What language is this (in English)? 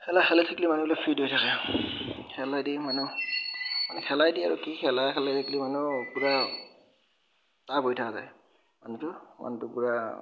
Assamese